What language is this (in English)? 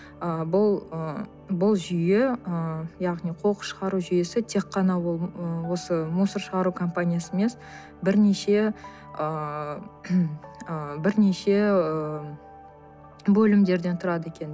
Kazakh